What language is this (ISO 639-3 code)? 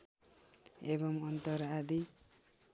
nep